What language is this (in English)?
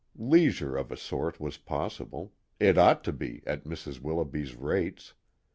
English